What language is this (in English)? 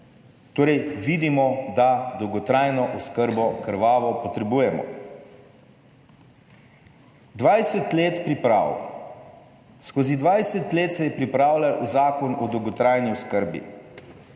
Slovenian